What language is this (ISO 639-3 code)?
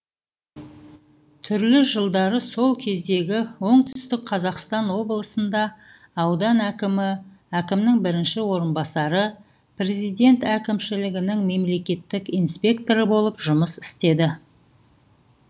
kaz